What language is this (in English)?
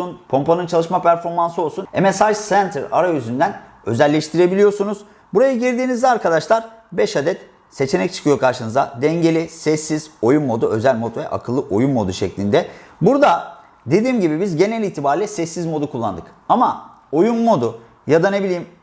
Turkish